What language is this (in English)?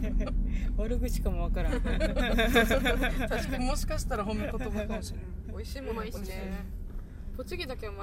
Japanese